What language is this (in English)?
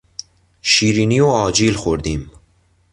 Persian